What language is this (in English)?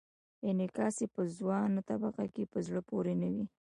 Pashto